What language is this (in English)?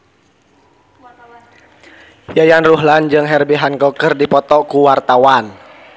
Sundanese